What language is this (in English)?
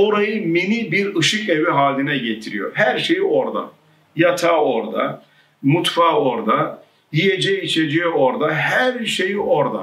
Turkish